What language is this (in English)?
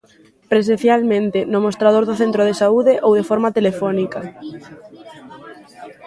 Galician